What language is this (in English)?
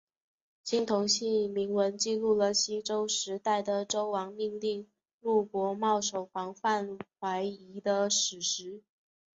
Chinese